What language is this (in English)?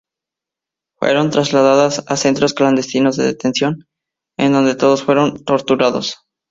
Spanish